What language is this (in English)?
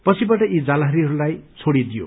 Nepali